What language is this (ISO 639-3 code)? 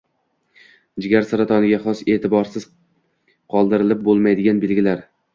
uzb